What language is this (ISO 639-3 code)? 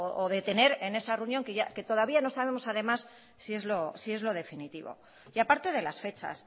spa